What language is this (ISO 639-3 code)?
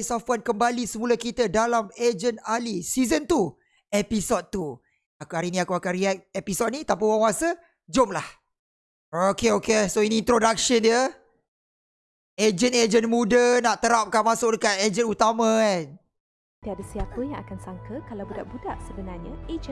msa